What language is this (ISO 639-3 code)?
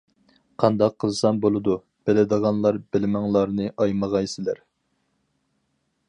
uig